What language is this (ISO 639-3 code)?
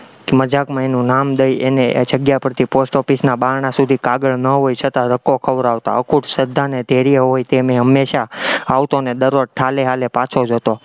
guj